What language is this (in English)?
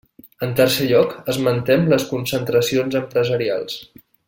Catalan